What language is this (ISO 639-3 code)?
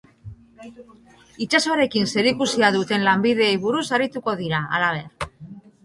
eus